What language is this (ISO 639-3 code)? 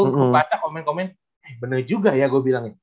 ind